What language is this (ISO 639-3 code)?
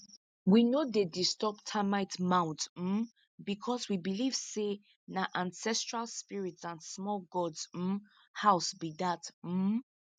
pcm